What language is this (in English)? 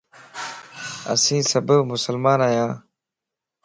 Lasi